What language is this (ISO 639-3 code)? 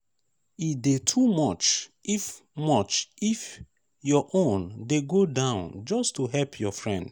pcm